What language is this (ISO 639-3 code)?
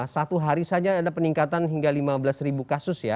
ind